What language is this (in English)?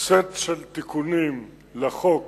Hebrew